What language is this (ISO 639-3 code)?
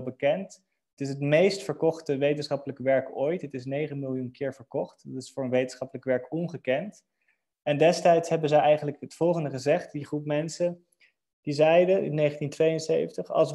nld